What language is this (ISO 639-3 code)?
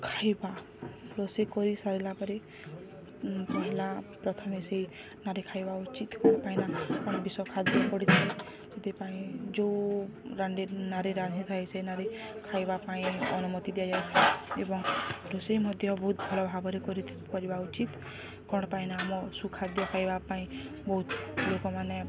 ori